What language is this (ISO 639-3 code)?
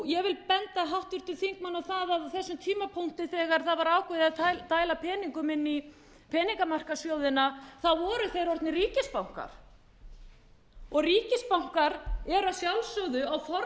isl